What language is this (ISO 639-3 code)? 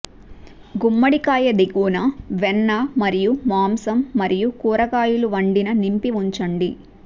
tel